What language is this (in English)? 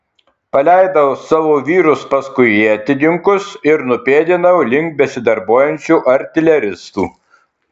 Lithuanian